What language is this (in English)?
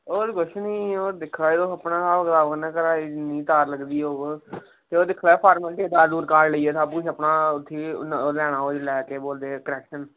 Dogri